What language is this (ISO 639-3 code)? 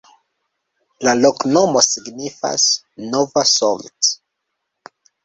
epo